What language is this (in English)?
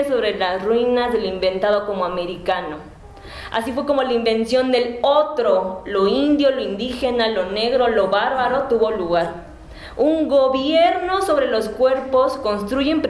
Spanish